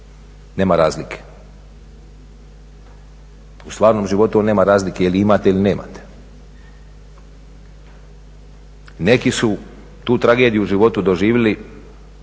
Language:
Croatian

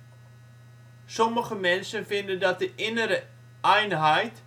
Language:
Dutch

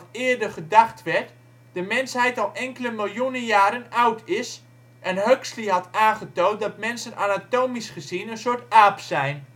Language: Dutch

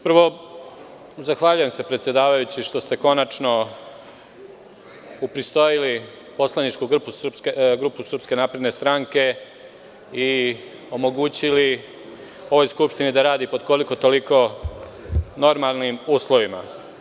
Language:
Serbian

